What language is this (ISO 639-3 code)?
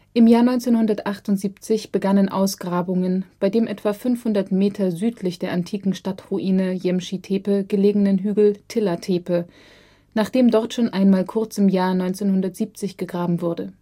deu